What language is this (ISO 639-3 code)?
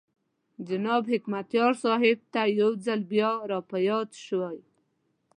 pus